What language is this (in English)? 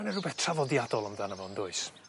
Welsh